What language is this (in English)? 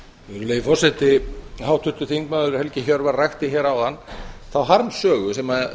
Icelandic